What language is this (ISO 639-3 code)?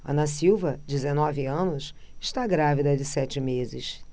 por